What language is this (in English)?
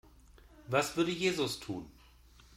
German